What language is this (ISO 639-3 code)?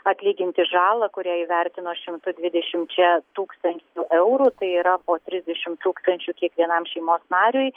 lit